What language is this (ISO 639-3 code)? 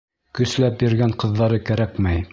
bak